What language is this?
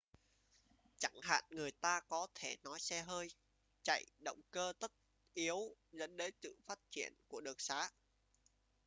Vietnamese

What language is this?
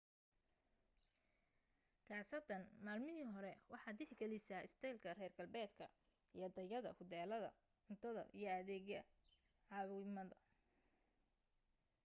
Somali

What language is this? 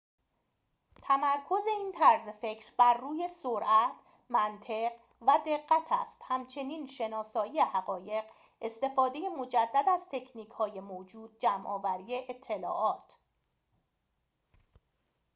Persian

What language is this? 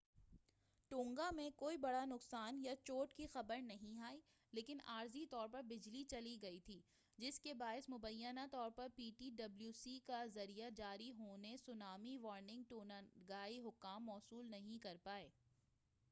Urdu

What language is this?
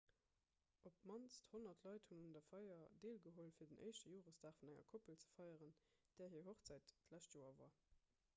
Luxembourgish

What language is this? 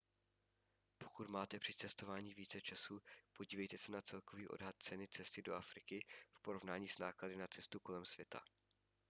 Czech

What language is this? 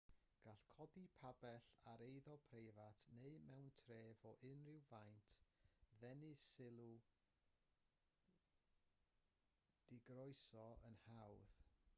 Welsh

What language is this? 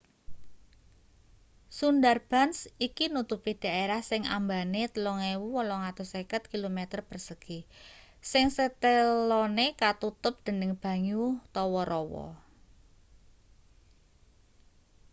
Javanese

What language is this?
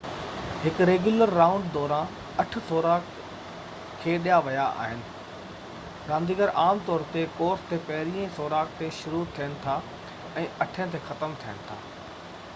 Sindhi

